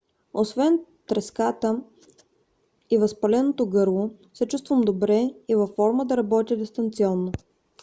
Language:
Bulgarian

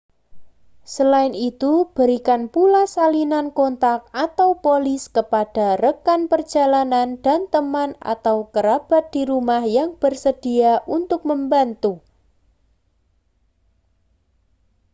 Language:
Indonesian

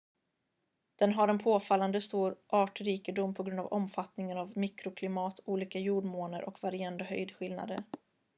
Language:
Swedish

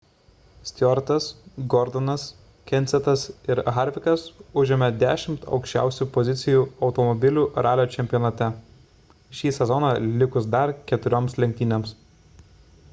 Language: Lithuanian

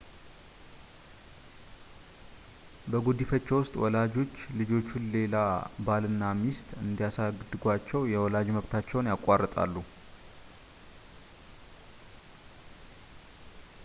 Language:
Amharic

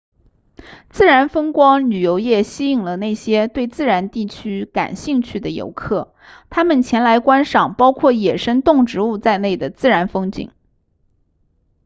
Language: Chinese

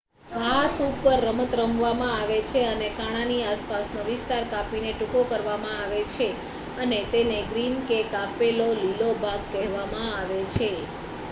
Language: Gujarati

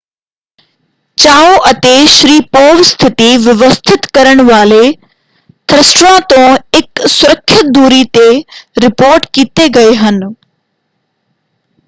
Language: Punjabi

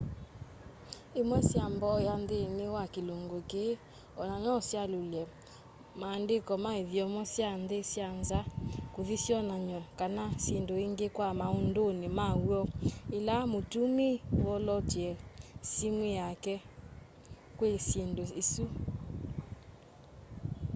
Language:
Kamba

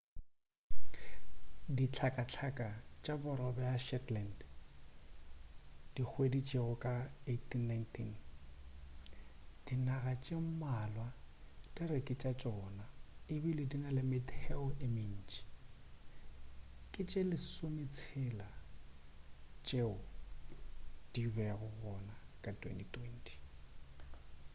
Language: Northern Sotho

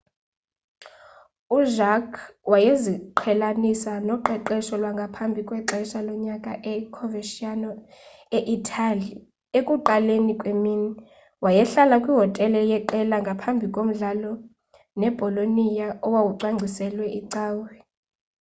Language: Xhosa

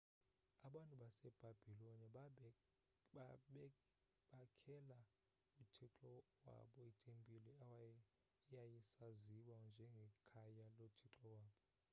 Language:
Xhosa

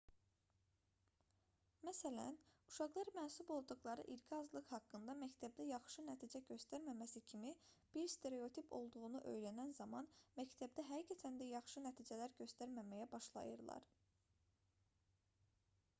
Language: Azerbaijani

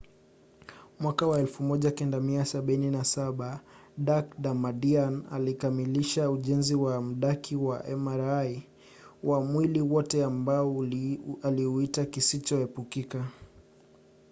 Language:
Swahili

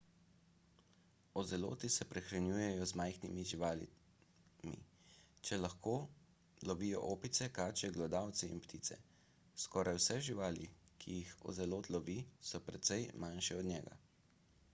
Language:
Slovenian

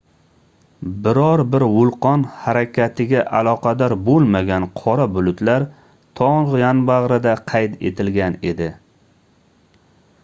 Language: Uzbek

